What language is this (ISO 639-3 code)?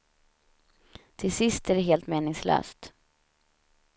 swe